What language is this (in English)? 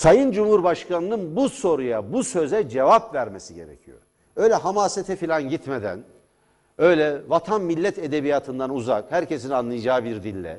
Turkish